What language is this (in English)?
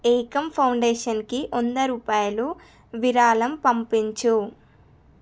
Telugu